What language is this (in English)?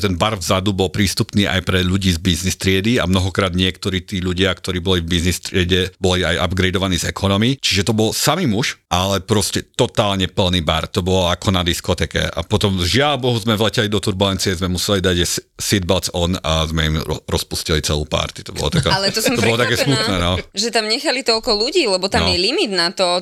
Slovak